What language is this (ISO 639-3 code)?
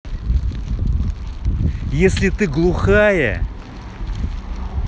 rus